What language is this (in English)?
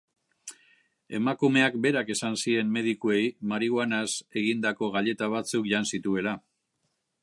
Basque